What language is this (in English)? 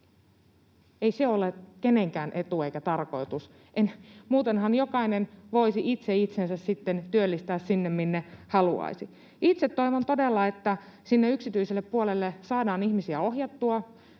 Finnish